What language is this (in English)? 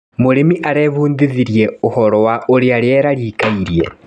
Kikuyu